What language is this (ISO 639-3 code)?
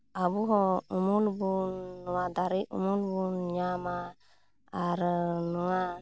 sat